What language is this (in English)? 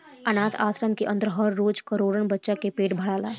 Bhojpuri